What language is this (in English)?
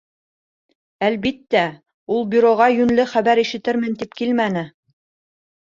Bashkir